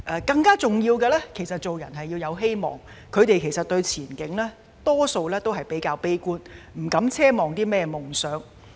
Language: Cantonese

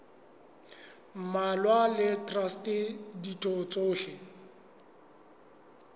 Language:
Southern Sotho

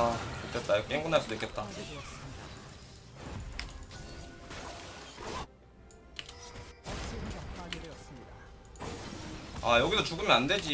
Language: Korean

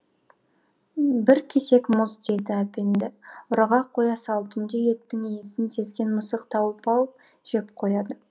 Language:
Kazakh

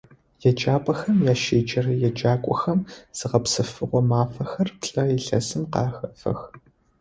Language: Adyghe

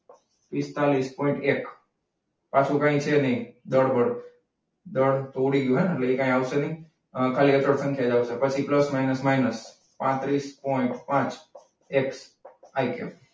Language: Gujarati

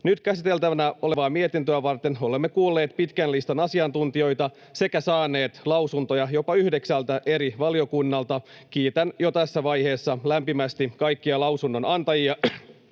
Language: Finnish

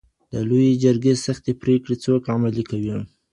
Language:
Pashto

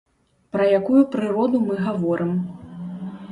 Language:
Belarusian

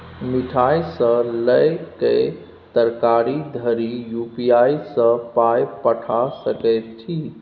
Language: Maithili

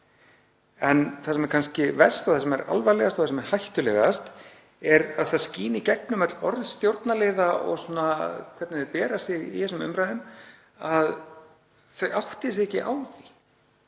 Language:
Icelandic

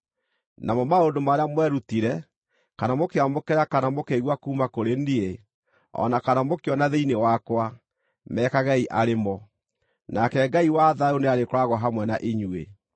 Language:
Kikuyu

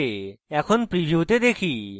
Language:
Bangla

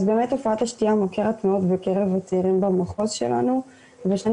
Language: Hebrew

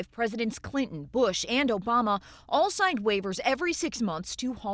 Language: Indonesian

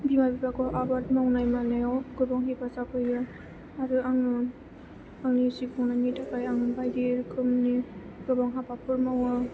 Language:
Bodo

